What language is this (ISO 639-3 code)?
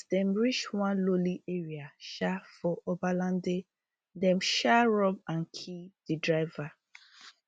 pcm